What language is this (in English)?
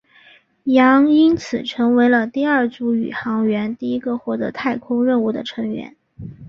Chinese